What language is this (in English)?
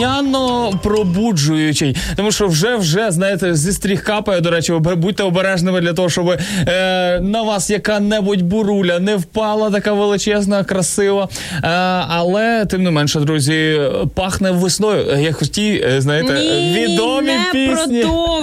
Ukrainian